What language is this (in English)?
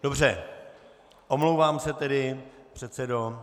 Czech